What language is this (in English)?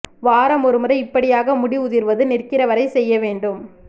Tamil